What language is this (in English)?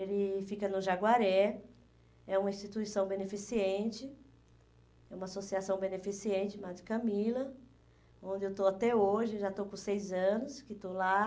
Portuguese